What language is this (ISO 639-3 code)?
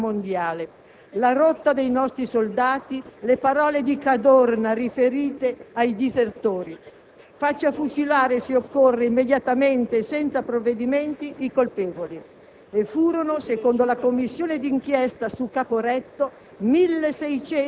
ita